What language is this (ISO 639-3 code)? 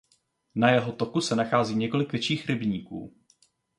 ces